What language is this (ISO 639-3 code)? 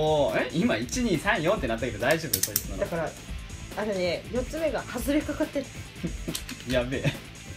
jpn